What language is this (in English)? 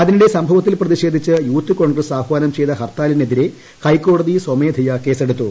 Malayalam